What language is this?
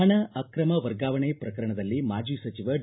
Kannada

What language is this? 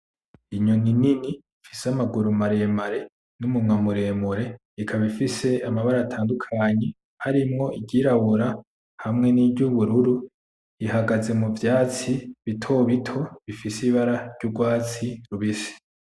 Rundi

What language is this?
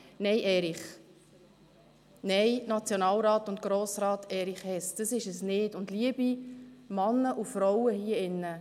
Swiss German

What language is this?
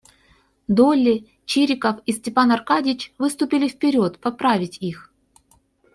Russian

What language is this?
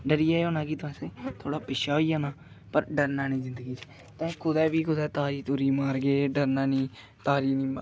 Dogri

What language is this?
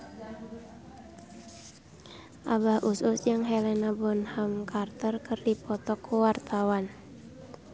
Sundanese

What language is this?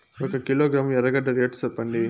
Telugu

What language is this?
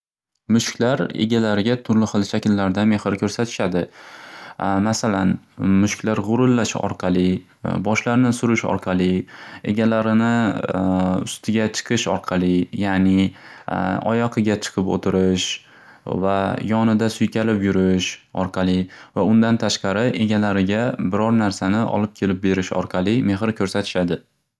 Uzbek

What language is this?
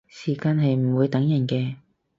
Cantonese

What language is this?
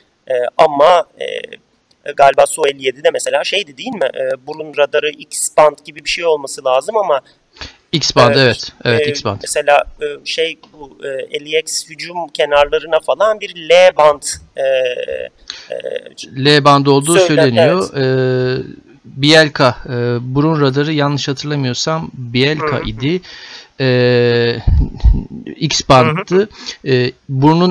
Turkish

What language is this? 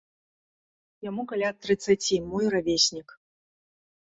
Belarusian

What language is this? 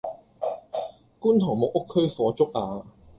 Cantonese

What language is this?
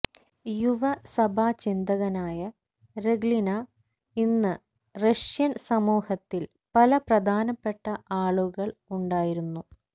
Malayalam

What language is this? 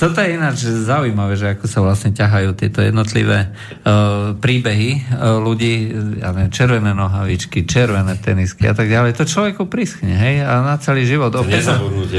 Slovak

